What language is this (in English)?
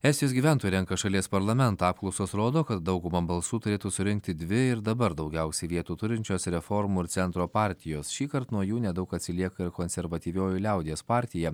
Lithuanian